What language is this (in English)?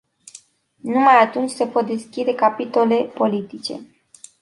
Romanian